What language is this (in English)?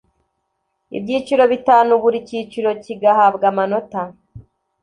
Kinyarwanda